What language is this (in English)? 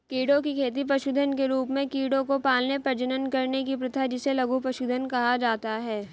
Hindi